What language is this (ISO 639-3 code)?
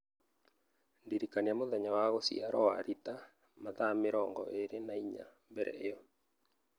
kik